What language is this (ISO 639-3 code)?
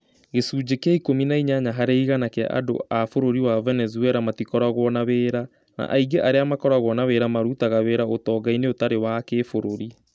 kik